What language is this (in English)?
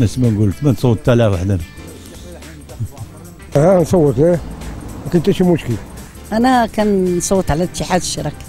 Arabic